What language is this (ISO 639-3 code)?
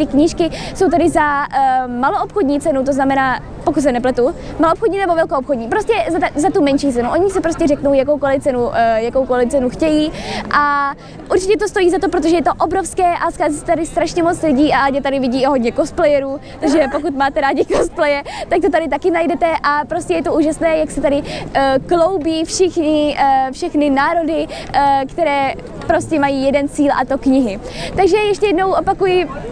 ces